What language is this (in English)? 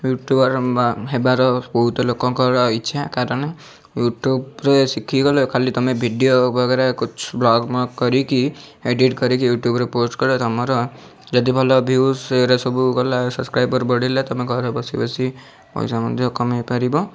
Odia